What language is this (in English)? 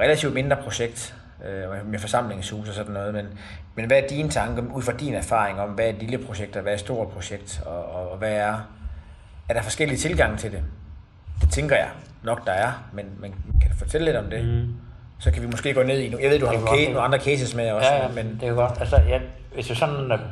Danish